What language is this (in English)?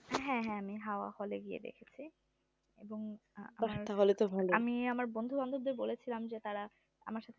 Bangla